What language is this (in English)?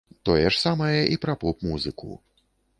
Belarusian